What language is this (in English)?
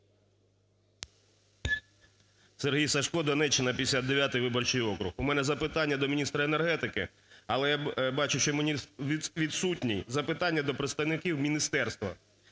Ukrainian